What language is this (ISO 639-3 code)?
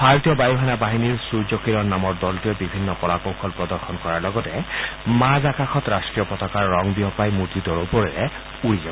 asm